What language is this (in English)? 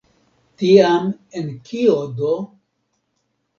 Esperanto